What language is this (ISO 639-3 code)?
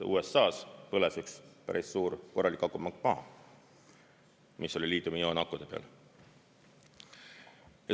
est